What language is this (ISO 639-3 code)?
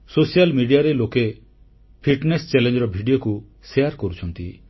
ori